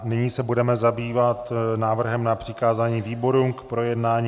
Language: Czech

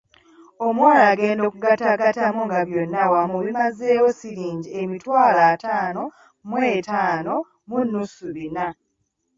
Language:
Ganda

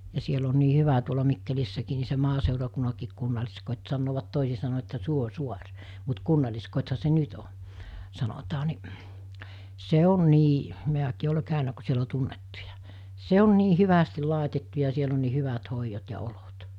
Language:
Finnish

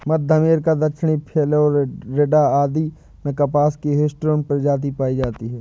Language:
Hindi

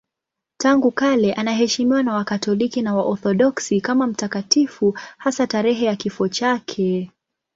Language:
Swahili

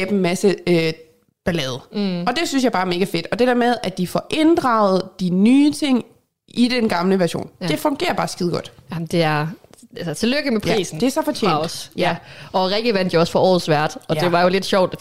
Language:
Danish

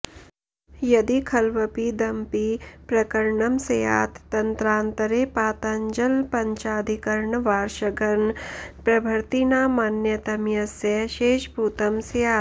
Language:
Sanskrit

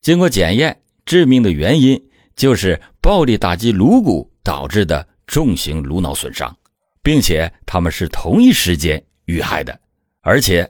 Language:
Chinese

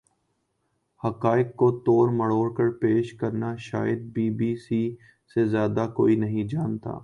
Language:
Urdu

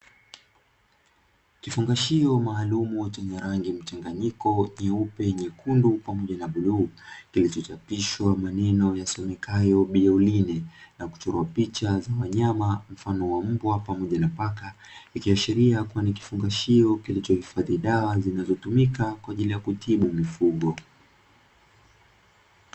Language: Swahili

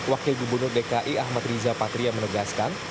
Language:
Indonesian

